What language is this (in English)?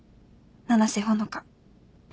Japanese